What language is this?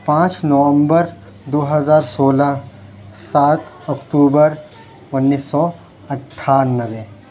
Urdu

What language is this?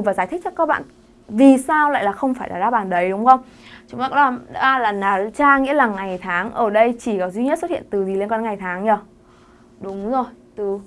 Vietnamese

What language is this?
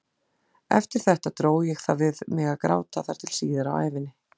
Icelandic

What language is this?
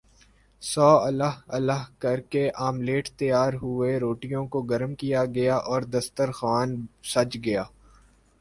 Urdu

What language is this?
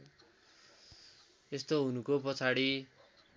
Nepali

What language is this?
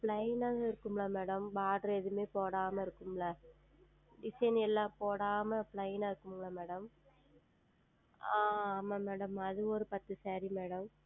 Tamil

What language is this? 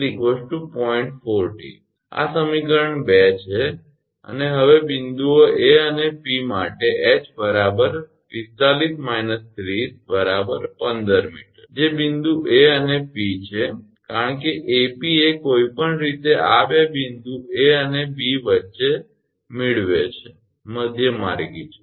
Gujarati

